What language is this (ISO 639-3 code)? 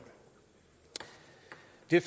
dan